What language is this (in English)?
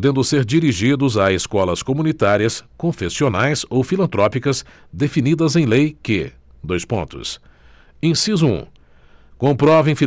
Portuguese